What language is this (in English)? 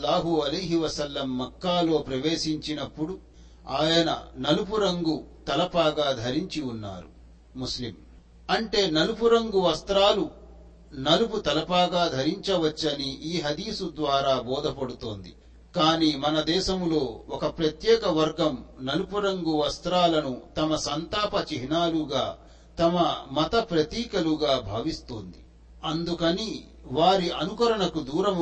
Telugu